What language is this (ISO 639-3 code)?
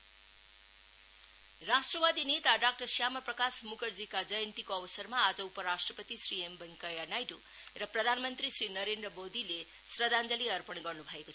nep